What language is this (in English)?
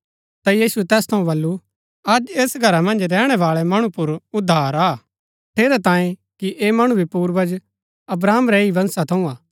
Gaddi